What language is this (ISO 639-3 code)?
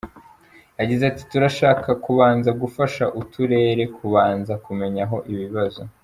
kin